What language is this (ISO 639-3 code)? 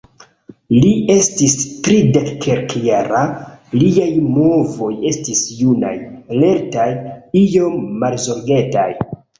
epo